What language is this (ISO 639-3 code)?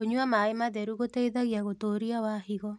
kik